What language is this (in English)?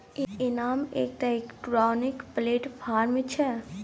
Maithili